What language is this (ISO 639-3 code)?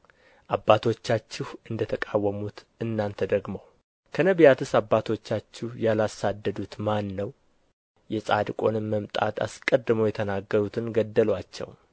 amh